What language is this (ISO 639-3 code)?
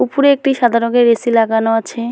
ben